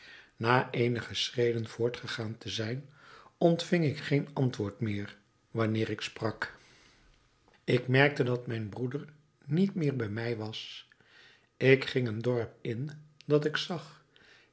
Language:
Dutch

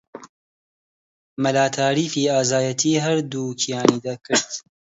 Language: Central Kurdish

